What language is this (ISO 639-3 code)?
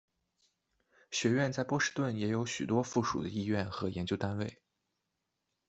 zho